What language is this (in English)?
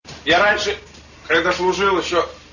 Russian